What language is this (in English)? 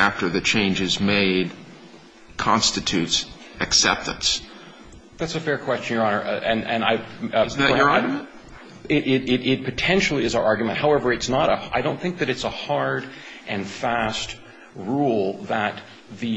English